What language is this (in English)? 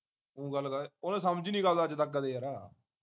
Punjabi